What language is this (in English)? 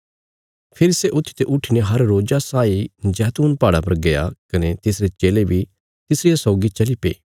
Bilaspuri